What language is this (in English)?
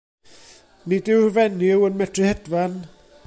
Welsh